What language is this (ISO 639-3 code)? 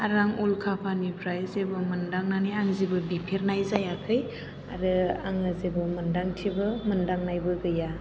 brx